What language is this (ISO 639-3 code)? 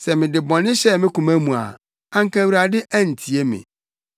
aka